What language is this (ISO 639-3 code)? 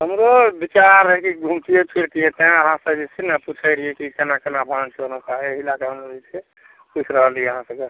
mai